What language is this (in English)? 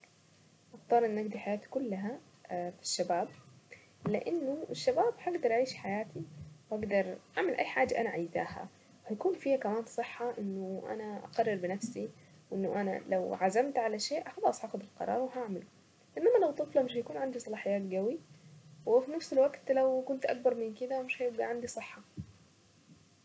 Saidi Arabic